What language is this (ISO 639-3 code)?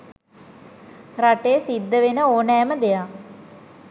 sin